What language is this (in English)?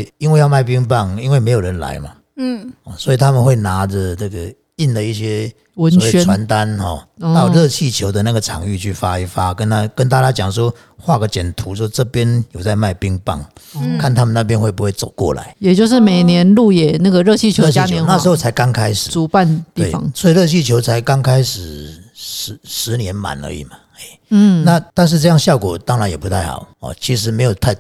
Chinese